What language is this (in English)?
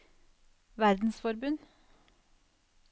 Norwegian